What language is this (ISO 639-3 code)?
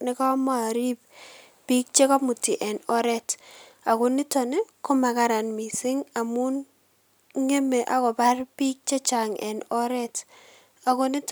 kln